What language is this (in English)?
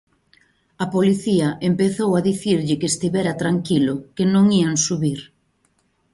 Galician